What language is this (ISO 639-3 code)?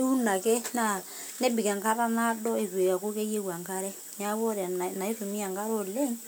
mas